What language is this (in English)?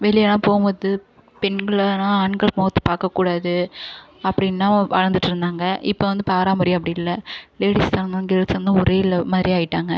Tamil